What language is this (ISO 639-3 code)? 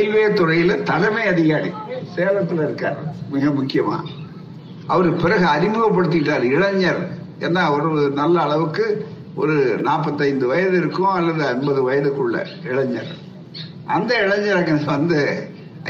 tam